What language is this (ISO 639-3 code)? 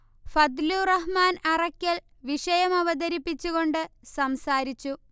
mal